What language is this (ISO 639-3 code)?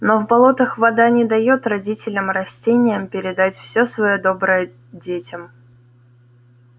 rus